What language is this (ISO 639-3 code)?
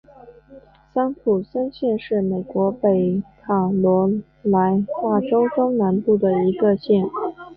zho